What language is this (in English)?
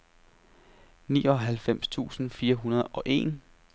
Danish